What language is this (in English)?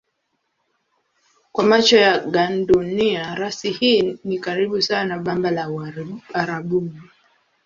Swahili